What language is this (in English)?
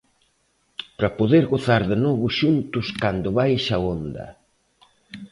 Galician